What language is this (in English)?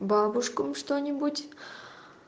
Russian